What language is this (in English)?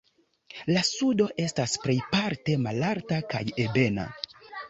Esperanto